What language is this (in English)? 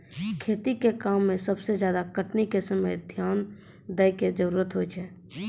Maithili